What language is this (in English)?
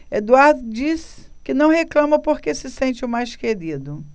Portuguese